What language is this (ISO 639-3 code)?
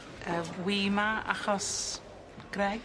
cym